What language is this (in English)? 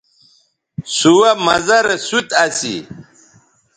Bateri